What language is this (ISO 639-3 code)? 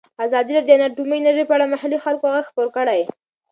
pus